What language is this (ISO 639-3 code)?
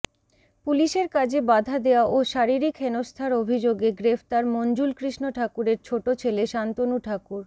ben